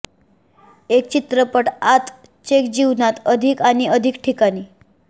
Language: Marathi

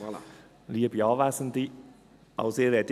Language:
Swiss German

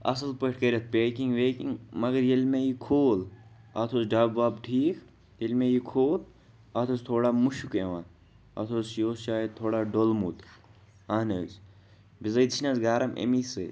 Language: Kashmiri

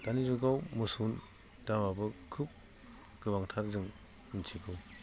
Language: Bodo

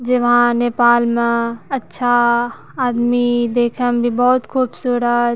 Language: Maithili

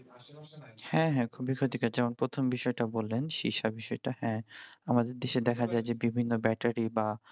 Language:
Bangla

